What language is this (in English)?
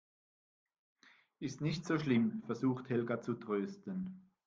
German